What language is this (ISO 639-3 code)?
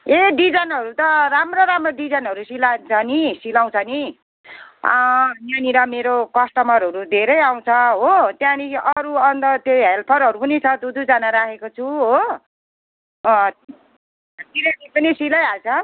nep